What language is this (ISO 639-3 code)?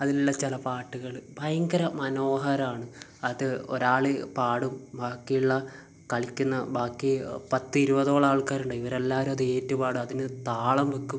mal